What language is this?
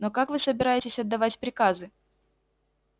Russian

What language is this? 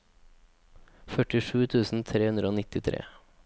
Norwegian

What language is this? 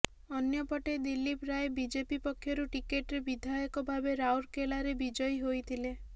Odia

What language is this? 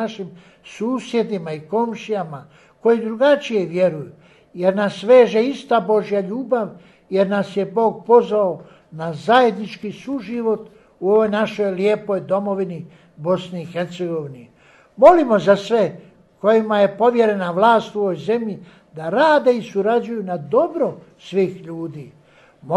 Croatian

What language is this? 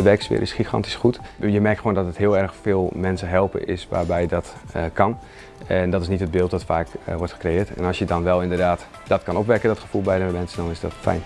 Dutch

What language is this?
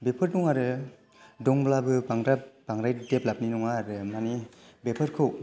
Bodo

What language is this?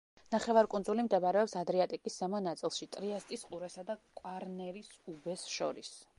Georgian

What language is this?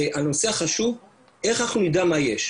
Hebrew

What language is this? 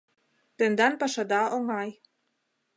Mari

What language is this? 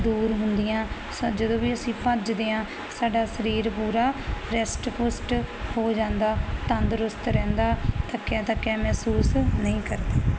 Punjabi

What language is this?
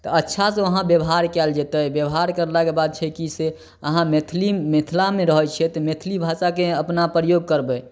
Maithili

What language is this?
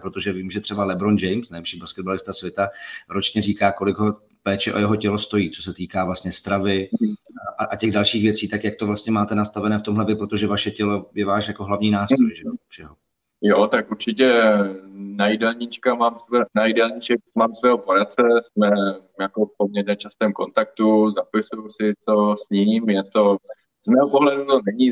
Czech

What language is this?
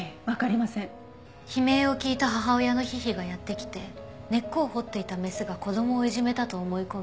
Japanese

